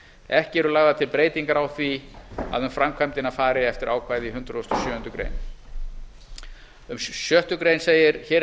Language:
Icelandic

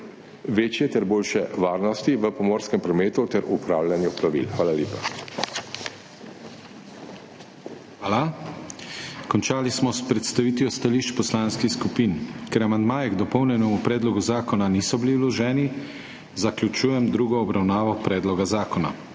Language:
Slovenian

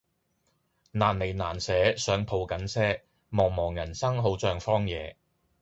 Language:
Cantonese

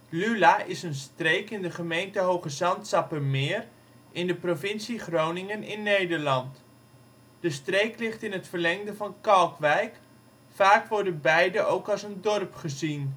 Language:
Dutch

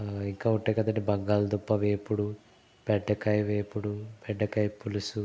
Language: Telugu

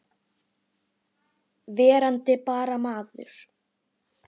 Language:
Icelandic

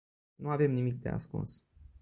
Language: Romanian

